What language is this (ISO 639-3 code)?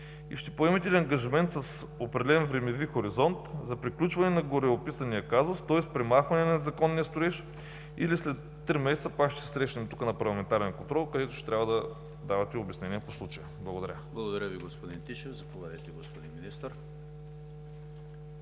bul